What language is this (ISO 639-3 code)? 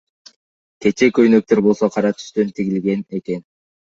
kir